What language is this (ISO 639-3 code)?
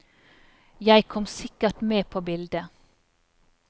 nor